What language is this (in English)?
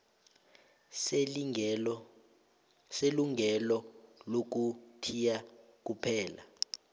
South Ndebele